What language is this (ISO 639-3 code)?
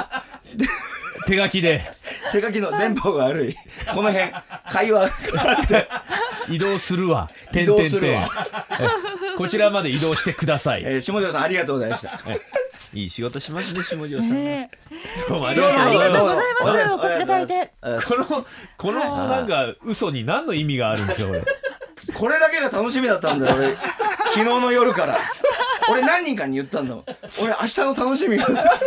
jpn